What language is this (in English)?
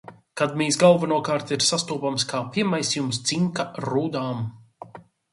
Latvian